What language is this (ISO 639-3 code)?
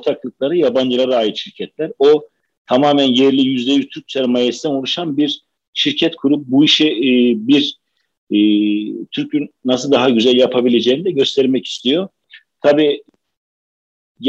tur